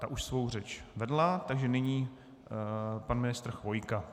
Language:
Czech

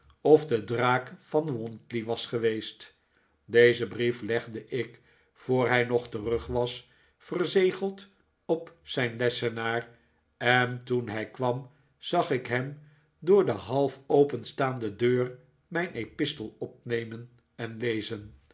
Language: Dutch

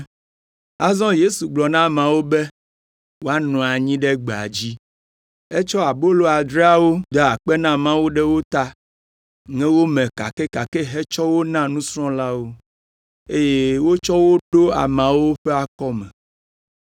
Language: Ewe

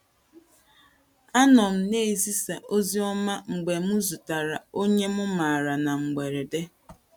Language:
Igbo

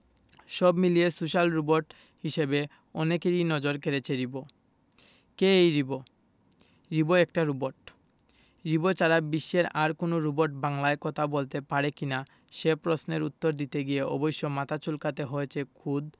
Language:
Bangla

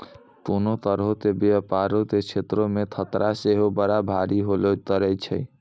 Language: Maithili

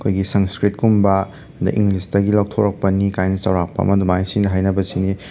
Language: Manipuri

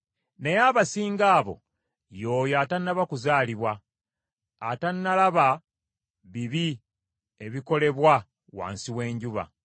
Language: Ganda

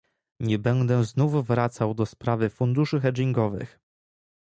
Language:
Polish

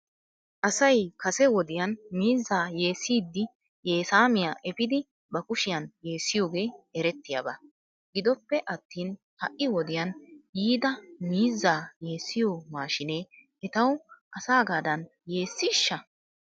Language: Wolaytta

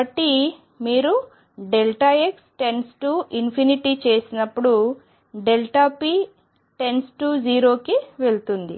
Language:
Telugu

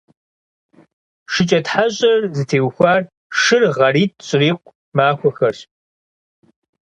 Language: Kabardian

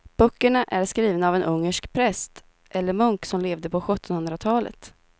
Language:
Swedish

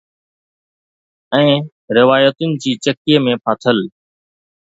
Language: Sindhi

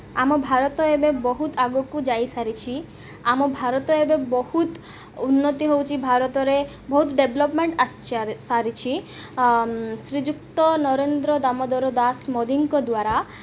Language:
Odia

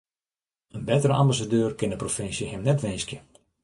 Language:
Western Frisian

